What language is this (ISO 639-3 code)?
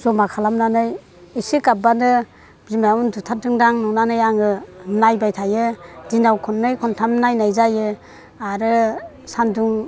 brx